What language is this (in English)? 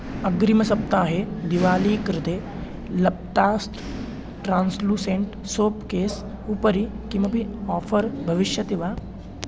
Sanskrit